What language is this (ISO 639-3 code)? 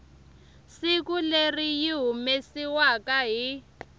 tso